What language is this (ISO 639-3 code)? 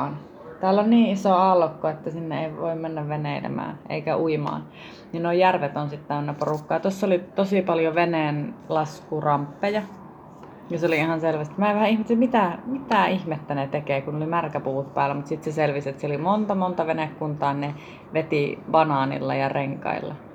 fin